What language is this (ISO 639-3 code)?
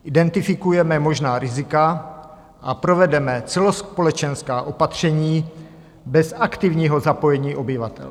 ces